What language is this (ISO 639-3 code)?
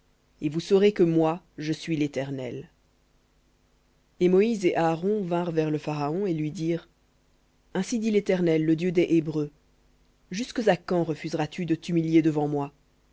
fra